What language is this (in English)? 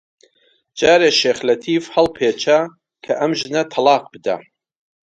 Central Kurdish